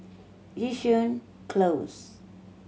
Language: English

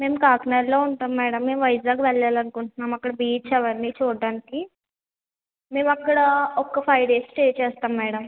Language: Telugu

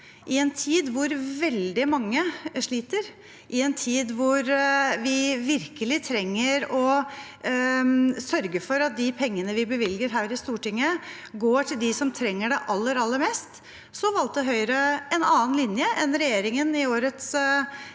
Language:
Norwegian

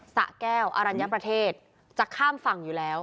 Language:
Thai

